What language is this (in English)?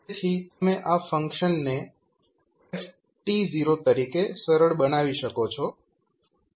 Gujarati